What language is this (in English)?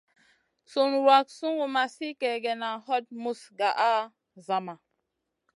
Masana